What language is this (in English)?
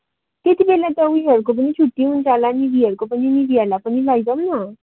Nepali